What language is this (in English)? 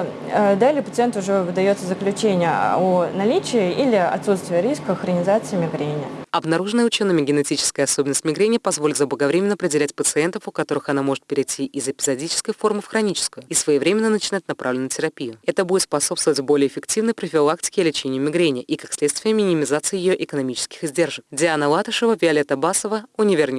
Russian